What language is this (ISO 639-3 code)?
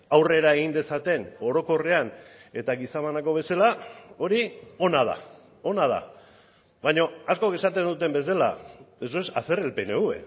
eus